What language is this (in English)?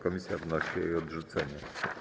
Polish